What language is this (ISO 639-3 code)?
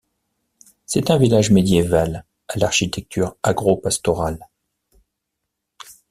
fra